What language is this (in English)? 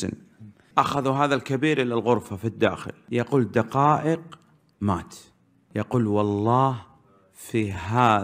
Arabic